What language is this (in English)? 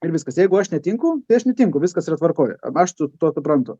Lithuanian